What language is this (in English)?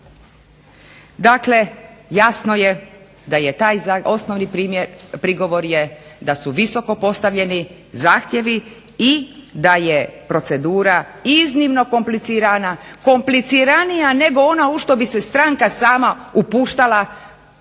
Croatian